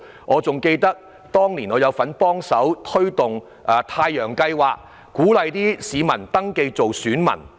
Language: Cantonese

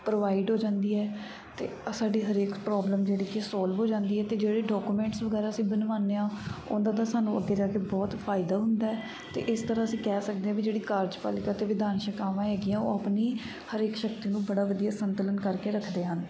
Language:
Punjabi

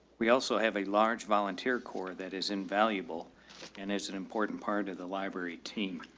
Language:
English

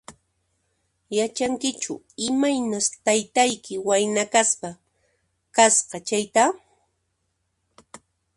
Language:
Puno Quechua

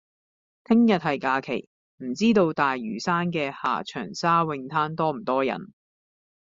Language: Cantonese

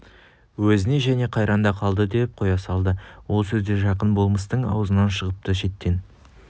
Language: Kazakh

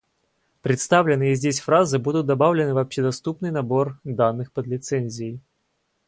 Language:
Russian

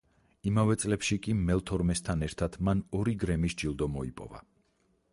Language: Georgian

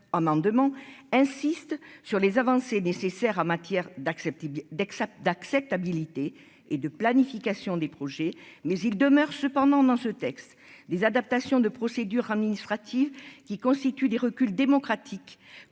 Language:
French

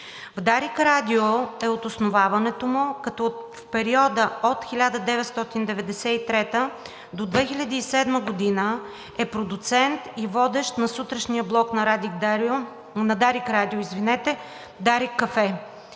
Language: Bulgarian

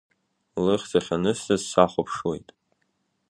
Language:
Abkhazian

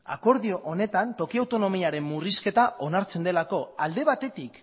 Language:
Basque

